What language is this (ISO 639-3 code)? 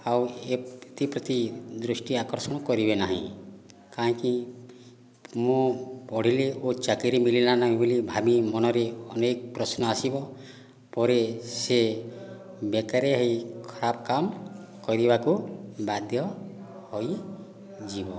ori